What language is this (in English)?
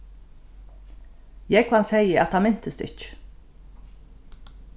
Faroese